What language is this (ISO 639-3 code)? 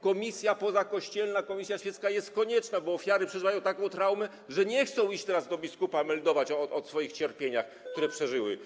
pol